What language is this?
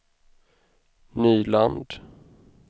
Swedish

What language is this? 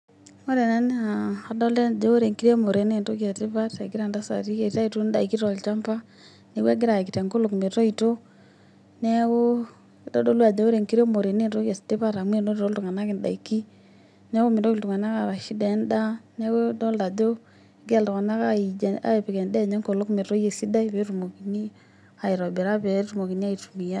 Masai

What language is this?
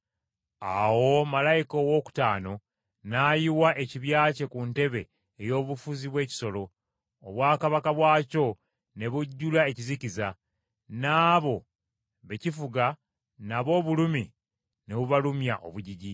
Ganda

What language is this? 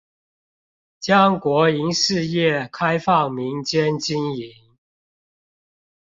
Chinese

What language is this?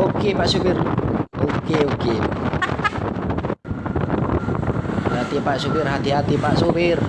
Indonesian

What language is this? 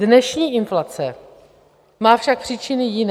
Czech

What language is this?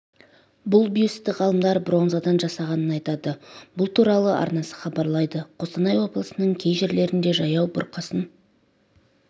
Kazakh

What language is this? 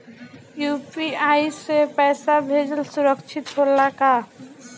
Bhojpuri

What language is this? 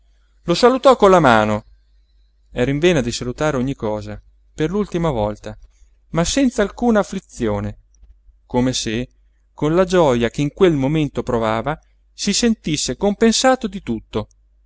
Italian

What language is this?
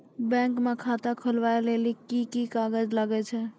Maithili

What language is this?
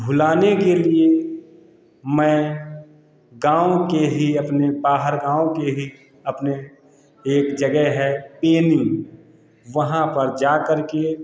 Hindi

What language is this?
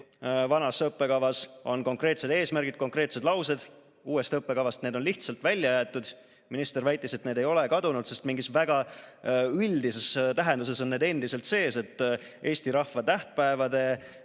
Estonian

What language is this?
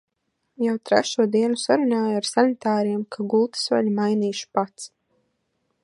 Latvian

